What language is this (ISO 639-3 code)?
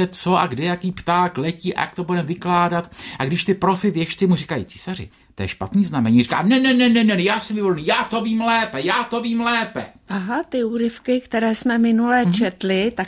ces